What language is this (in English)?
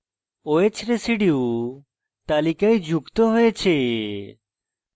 Bangla